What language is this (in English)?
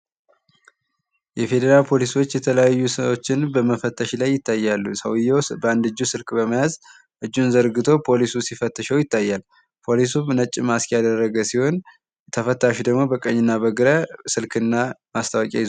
Amharic